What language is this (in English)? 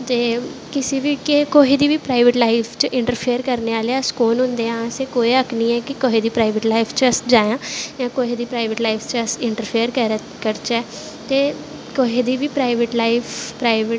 Dogri